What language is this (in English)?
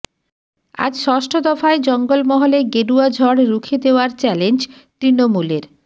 Bangla